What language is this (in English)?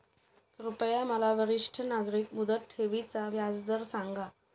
Marathi